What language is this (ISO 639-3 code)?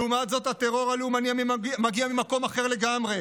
heb